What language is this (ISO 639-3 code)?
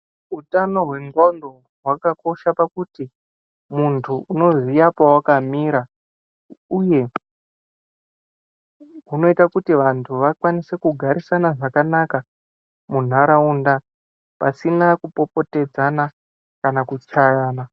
ndc